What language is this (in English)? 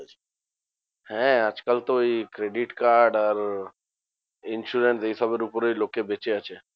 Bangla